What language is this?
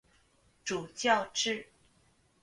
Chinese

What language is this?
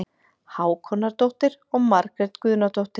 Icelandic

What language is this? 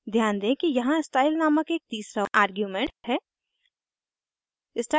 Hindi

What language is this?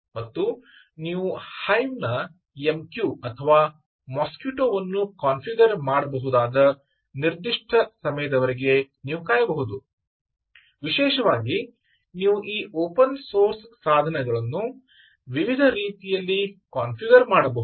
Kannada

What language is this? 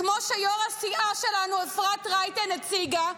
Hebrew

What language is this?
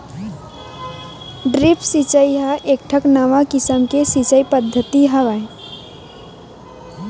Chhattisgarhi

